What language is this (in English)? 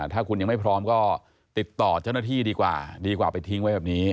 Thai